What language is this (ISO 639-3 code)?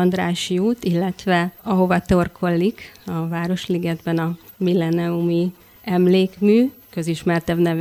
hun